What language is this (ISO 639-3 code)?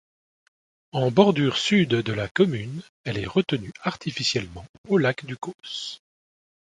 fra